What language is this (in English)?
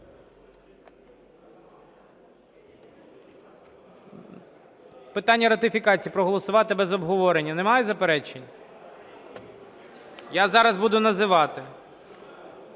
Ukrainian